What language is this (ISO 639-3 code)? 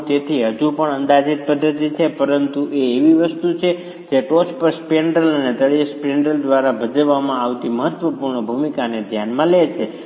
guj